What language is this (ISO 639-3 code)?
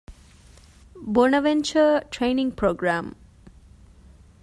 div